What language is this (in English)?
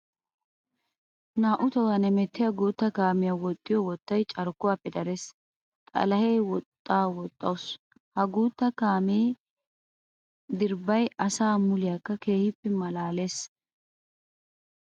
Wolaytta